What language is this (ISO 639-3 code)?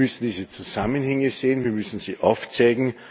deu